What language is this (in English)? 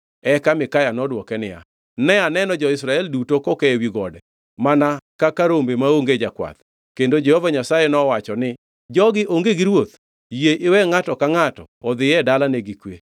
Luo (Kenya and Tanzania)